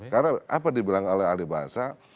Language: Indonesian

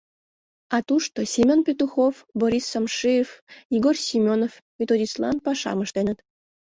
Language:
Mari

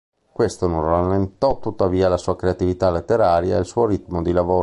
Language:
Italian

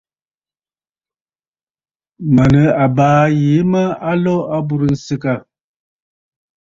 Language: Bafut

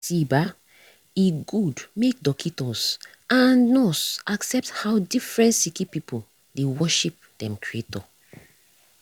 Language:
Nigerian Pidgin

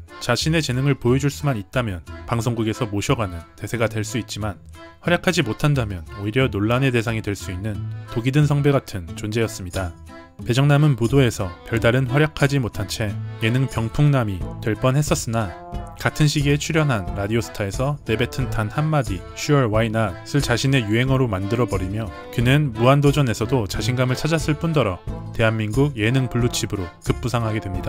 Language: Korean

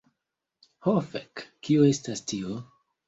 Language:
Esperanto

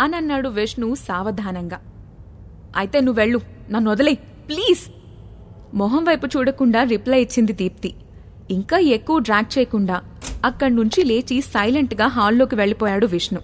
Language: Telugu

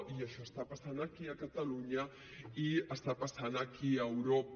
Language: Catalan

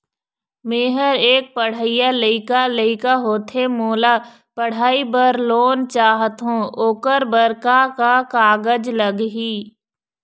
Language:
Chhattisgarhi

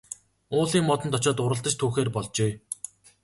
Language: Mongolian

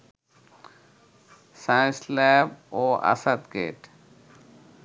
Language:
Bangla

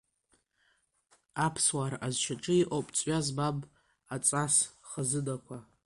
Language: Abkhazian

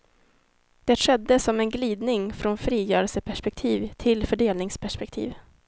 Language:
Swedish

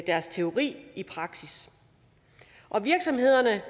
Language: Danish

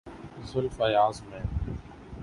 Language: Urdu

